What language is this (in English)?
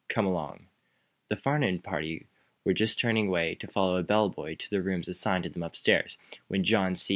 English